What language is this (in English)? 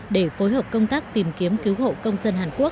Vietnamese